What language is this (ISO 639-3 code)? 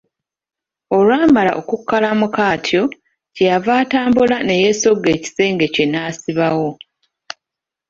lug